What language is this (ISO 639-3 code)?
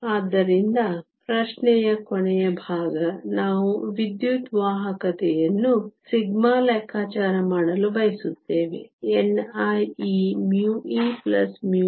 kan